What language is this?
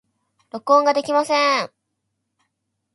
Japanese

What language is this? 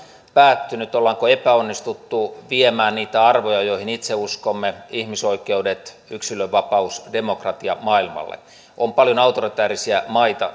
Finnish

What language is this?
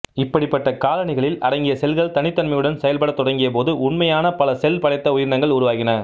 Tamil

